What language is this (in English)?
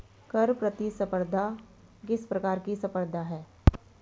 Hindi